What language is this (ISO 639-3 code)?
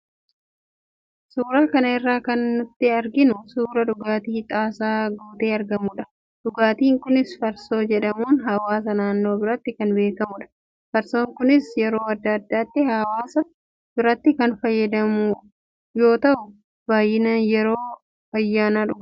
orm